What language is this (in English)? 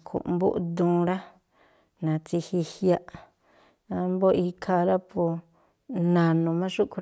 Tlacoapa Me'phaa